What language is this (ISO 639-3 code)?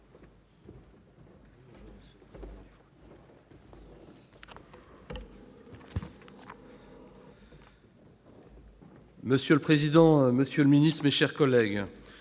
fra